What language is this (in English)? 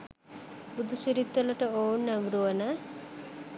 Sinhala